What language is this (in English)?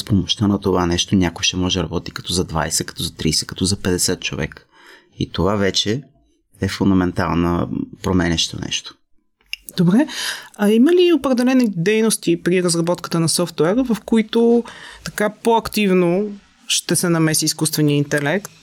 Bulgarian